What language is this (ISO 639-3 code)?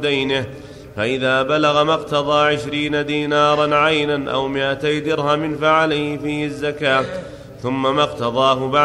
ara